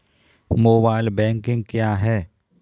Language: Hindi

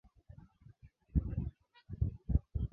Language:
Swahili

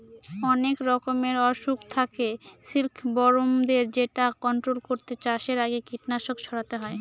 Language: Bangla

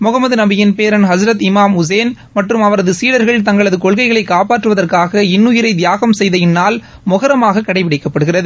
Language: Tamil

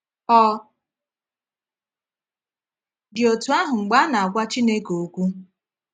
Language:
Igbo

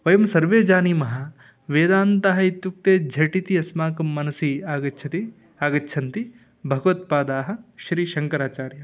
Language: Sanskrit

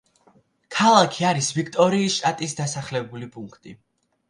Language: Georgian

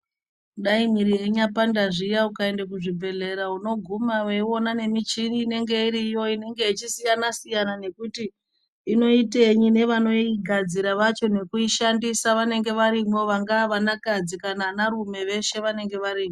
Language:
Ndau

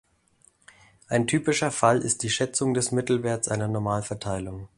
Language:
German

